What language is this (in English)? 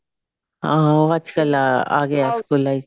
Punjabi